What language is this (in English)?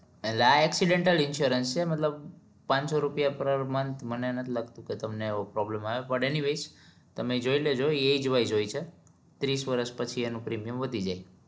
Gujarati